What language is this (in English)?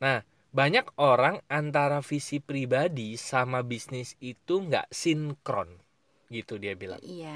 Indonesian